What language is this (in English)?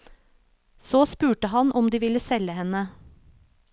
Norwegian